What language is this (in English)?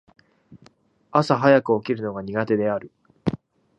Japanese